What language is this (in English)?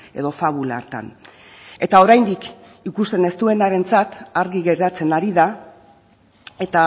Basque